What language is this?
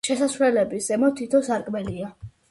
Georgian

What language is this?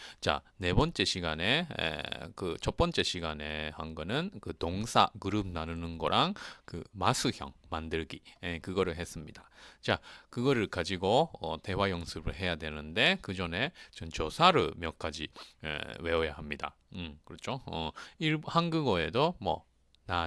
Korean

